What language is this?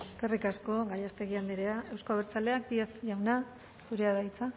Basque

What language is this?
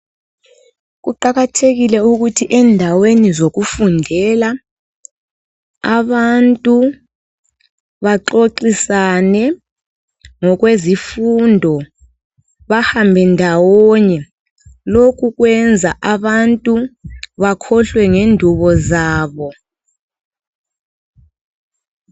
North Ndebele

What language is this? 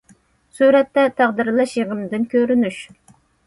Uyghur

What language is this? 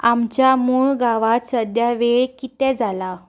Konkani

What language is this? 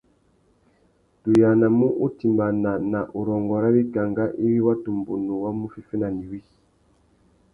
Tuki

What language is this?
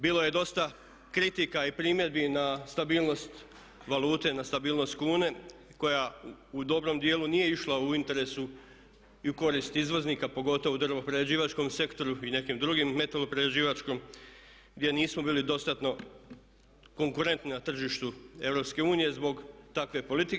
Croatian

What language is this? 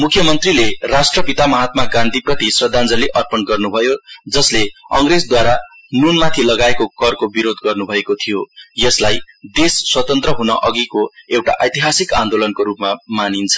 Nepali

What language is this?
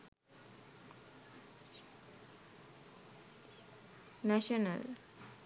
Sinhala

